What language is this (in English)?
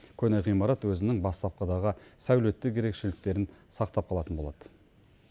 Kazakh